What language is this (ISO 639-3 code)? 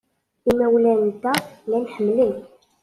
kab